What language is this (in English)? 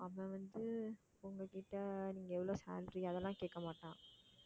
Tamil